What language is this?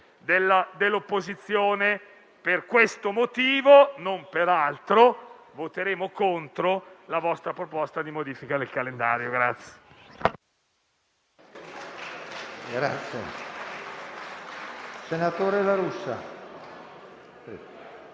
Italian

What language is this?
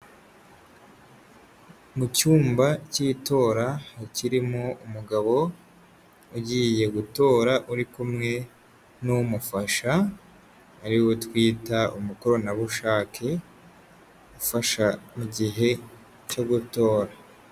Kinyarwanda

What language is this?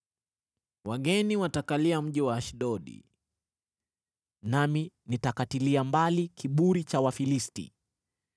Swahili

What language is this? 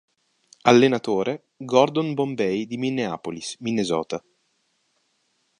Italian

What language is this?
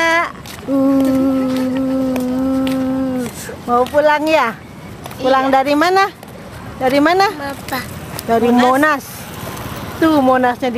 Indonesian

